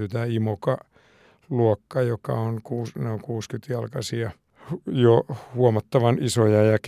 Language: Finnish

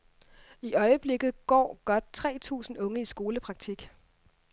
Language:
Danish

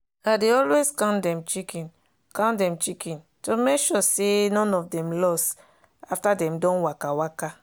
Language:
Nigerian Pidgin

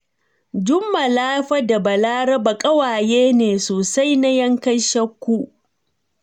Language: Hausa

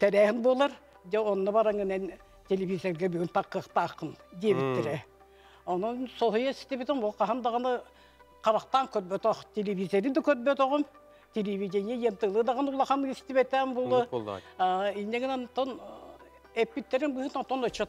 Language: Turkish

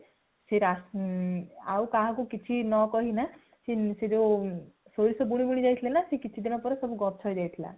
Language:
Odia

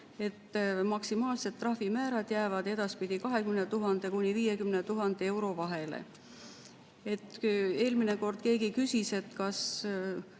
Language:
Estonian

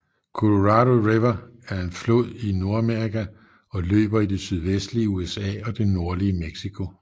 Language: Danish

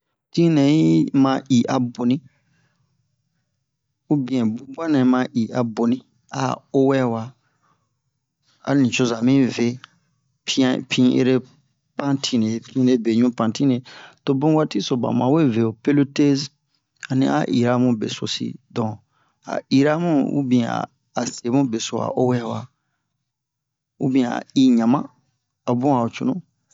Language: Bomu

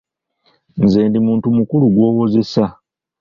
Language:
Ganda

